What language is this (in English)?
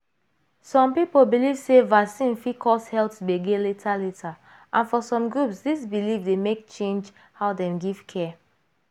Nigerian Pidgin